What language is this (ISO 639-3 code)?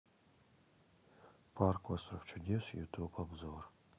rus